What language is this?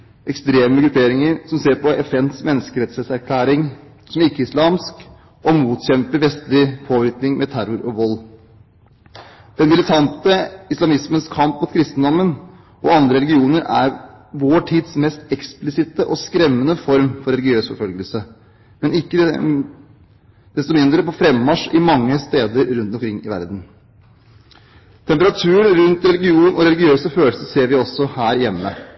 Norwegian Bokmål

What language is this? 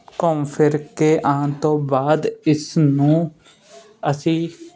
Punjabi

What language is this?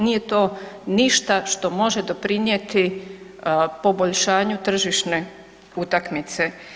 Croatian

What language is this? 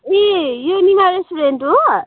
Nepali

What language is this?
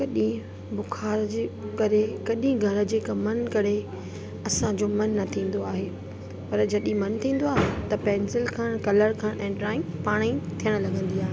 Sindhi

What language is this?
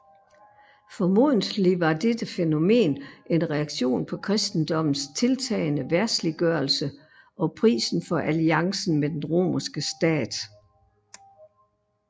Danish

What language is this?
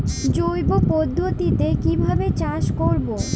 Bangla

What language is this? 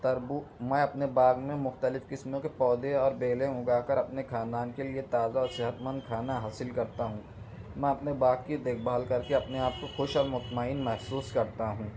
Urdu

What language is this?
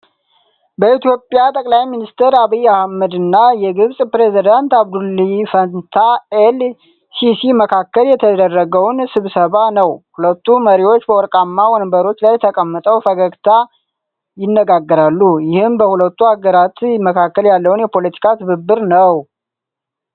Amharic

